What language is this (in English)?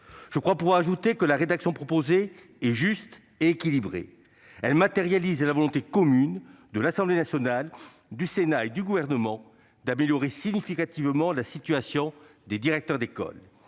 French